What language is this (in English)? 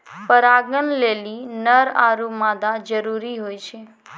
Maithili